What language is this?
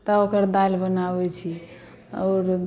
Maithili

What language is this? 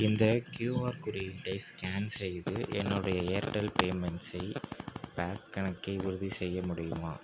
Tamil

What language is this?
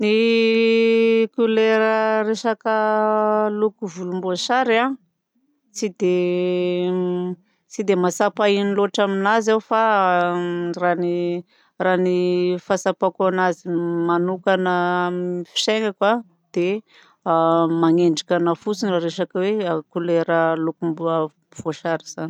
Southern Betsimisaraka Malagasy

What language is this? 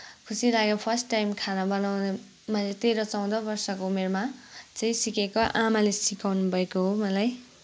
Nepali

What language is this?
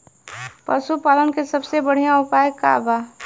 Bhojpuri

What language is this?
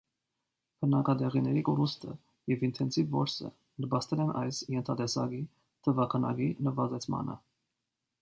Armenian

